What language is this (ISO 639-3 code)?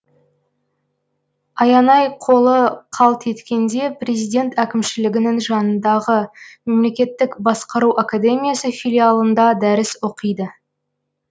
kaz